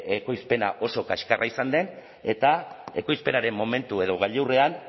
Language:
Basque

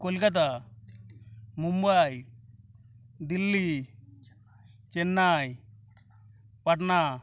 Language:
Bangla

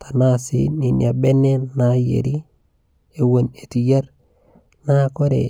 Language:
Masai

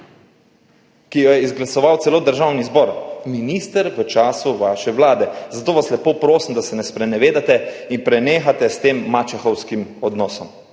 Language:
Slovenian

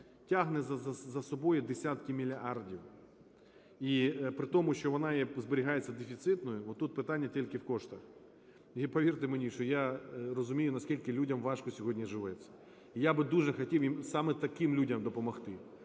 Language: Ukrainian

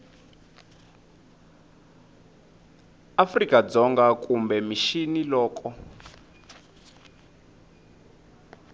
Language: Tsonga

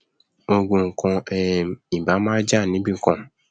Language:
Yoruba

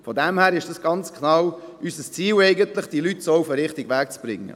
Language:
Swiss German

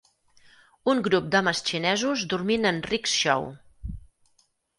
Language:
Catalan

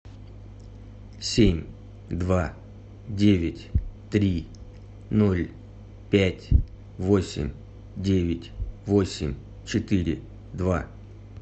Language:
Russian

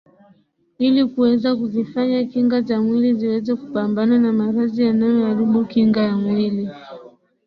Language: Swahili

